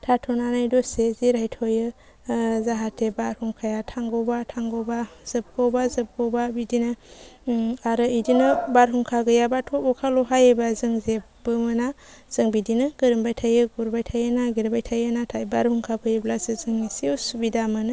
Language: Bodo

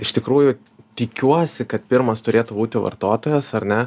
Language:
Lithuanian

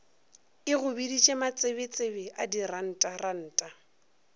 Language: Northern Sotho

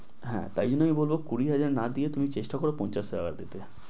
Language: Bangla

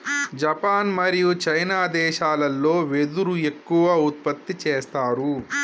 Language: Telugu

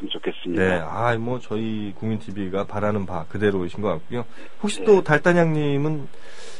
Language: Korean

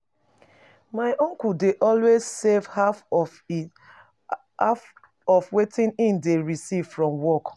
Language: Nigerian Pidgin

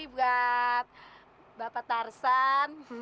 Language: Indonesian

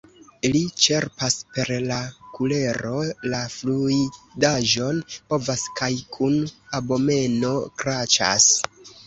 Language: Esperanto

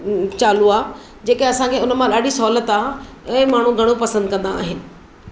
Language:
Sindhi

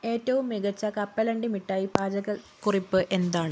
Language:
Malayalam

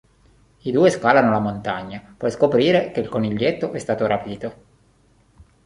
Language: Italian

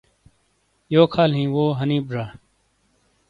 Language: Shina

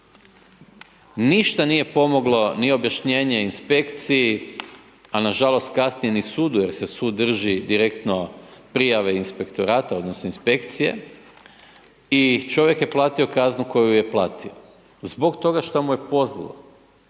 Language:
Croatian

